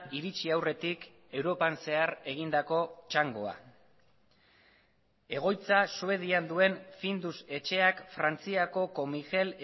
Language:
Basque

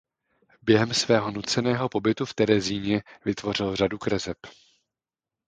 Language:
Czech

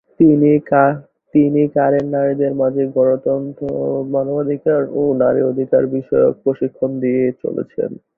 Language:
Bangla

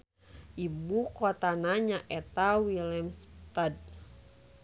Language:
Sundanese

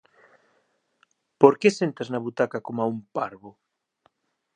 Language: Galician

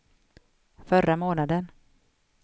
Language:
Swedish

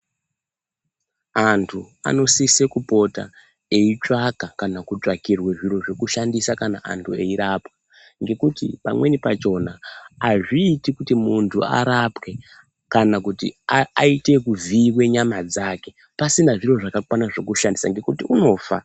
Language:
Ndau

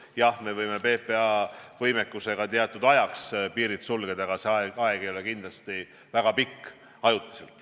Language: Estonian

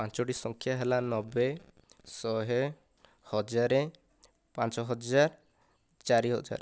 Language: Odia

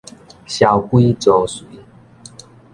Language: Min Nan Chinese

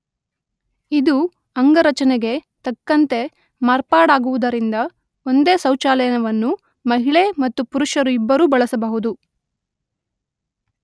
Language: Kannada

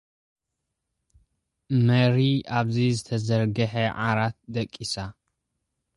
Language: Tigrinya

